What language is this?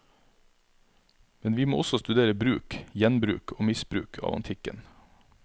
Norwegian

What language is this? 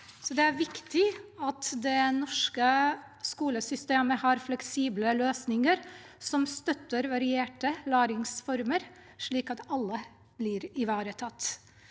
Norwegian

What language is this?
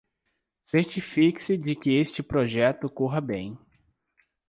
Portuguese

